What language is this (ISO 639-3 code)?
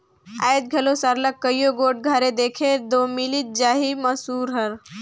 hne